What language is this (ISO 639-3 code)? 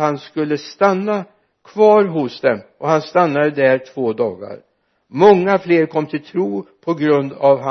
swe